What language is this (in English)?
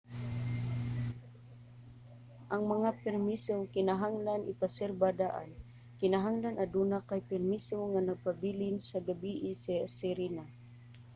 Cebuano